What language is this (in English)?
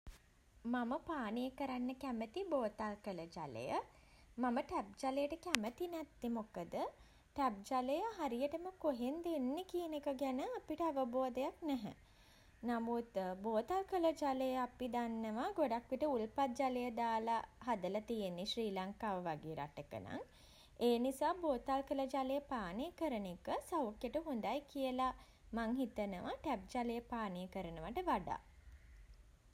Sinhala